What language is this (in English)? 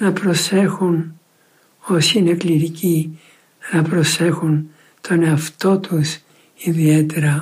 Greek